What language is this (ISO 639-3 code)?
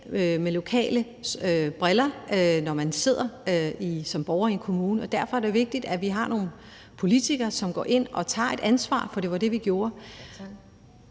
dan